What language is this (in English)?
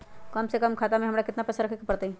Magahi